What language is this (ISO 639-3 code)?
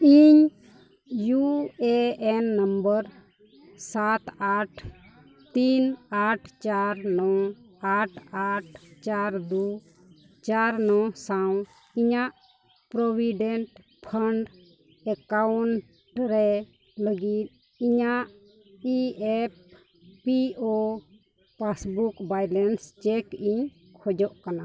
sat